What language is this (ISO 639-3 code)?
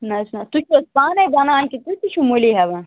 kas